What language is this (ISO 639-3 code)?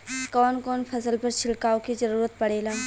bho